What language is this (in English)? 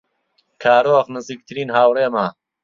Central Kurdish